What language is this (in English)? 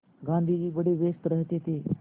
Hindi